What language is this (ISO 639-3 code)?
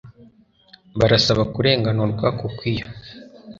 kin